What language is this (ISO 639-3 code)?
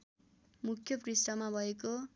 nep